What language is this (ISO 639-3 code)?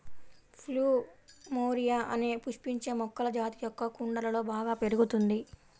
tel